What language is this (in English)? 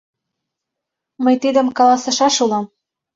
Mari